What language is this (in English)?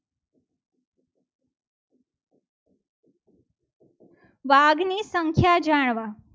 Gujarati